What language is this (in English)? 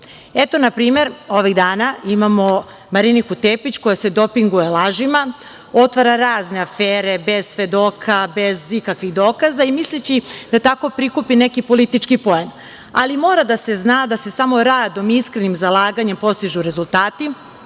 Serbian